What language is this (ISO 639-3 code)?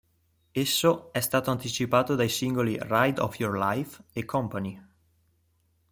ita